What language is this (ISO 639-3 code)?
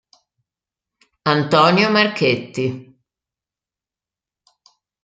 ita